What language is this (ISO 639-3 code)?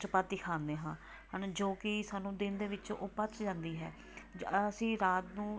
pan